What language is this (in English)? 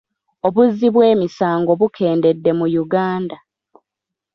Ganda